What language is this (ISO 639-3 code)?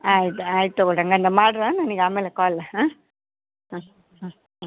kan